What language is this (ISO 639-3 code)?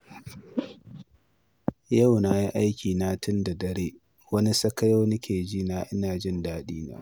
hau